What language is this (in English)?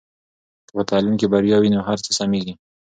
Pashto